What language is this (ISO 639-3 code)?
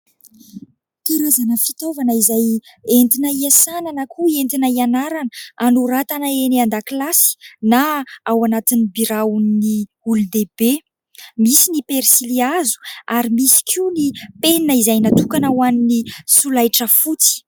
mlg